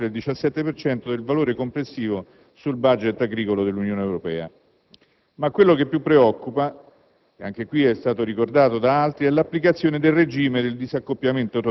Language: Italian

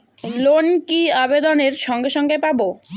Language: Bangla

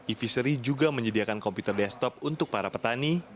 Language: Indonesian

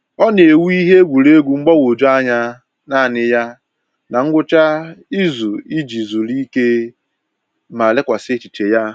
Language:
Igbo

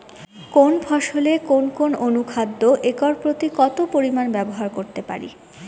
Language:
Bangla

